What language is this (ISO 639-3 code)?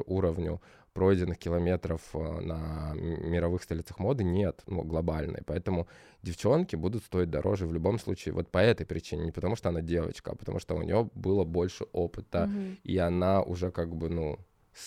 rus